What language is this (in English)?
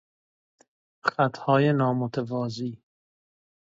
Persian